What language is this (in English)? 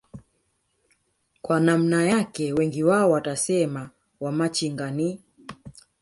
Swahili